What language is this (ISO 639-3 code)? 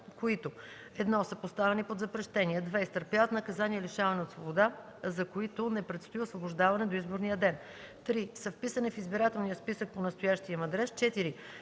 bul